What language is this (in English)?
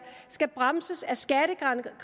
Danish